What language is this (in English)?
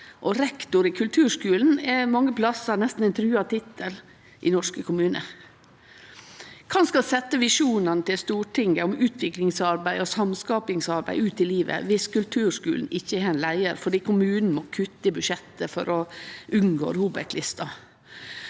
Norwegian